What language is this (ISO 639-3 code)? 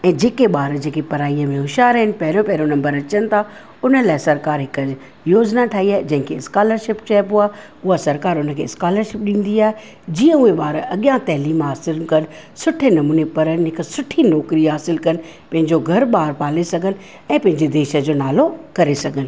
snd